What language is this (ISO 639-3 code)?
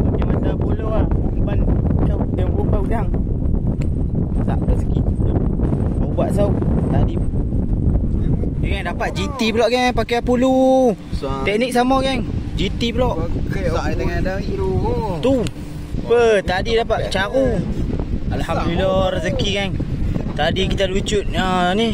msa